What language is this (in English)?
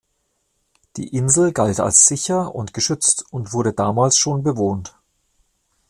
German